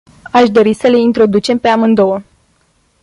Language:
Romanian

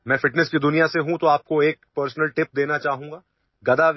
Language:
Marathi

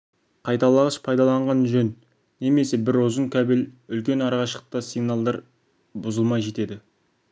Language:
Kazakh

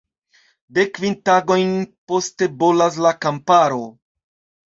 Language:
Esperanto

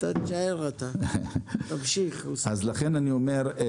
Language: Hebrew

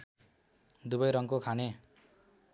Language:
Nepali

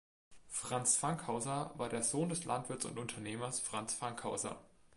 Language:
German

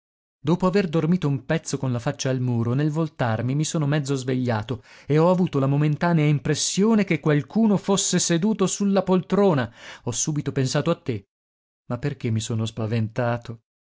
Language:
Italian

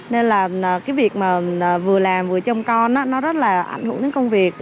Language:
Vietnamese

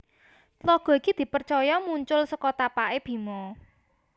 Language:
Javanese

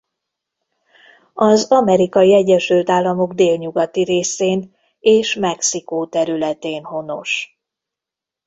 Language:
Hungarian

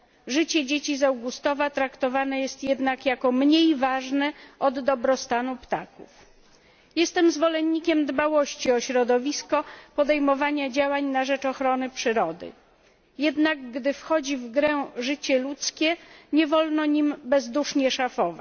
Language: Polish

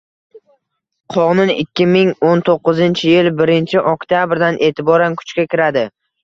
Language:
Uzbek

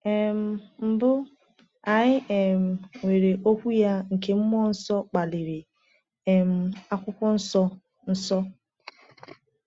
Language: Igbo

